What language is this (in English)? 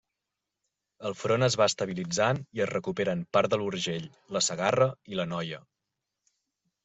Catalan